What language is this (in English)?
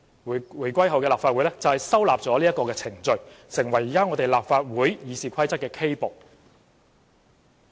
Cantonese